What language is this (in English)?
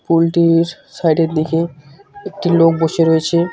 Bangla